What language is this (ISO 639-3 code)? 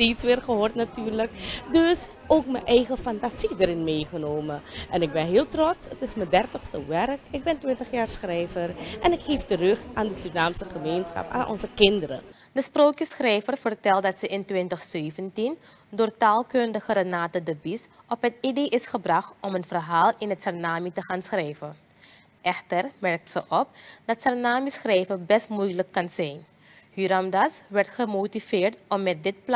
nld